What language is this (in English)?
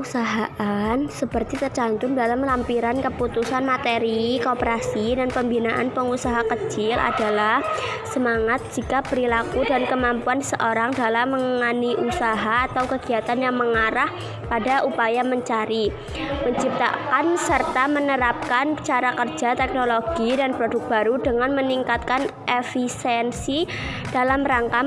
Indonesian